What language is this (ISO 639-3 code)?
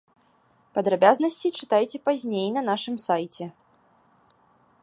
bel